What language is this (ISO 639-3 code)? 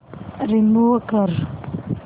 mar